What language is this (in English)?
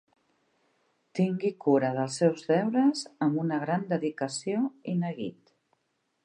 Catalan